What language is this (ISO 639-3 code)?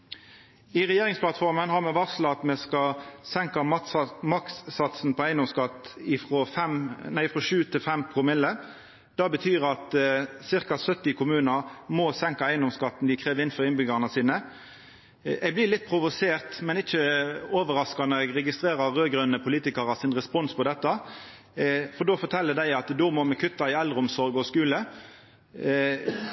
nno